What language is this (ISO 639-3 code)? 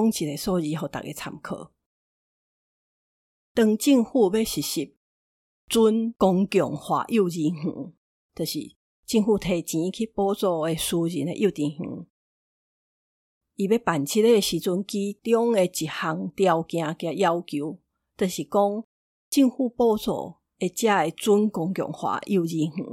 zho